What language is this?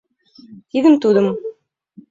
Mari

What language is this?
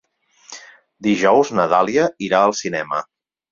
Catalan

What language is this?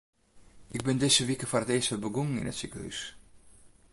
Western Frisian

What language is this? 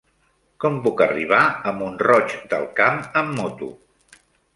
Catalan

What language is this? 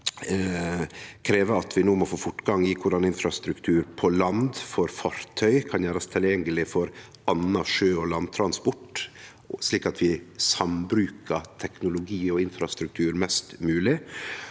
Norwegian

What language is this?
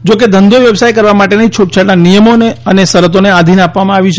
Gujarati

